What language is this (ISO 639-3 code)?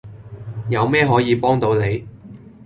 yue